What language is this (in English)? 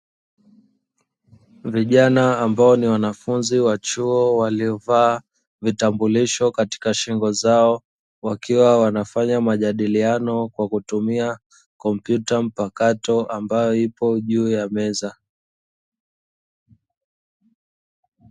Swahili